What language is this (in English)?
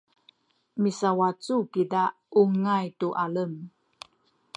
Sakizaya